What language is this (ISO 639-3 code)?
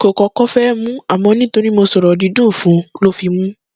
yor